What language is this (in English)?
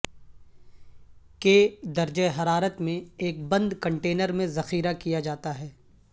Urdu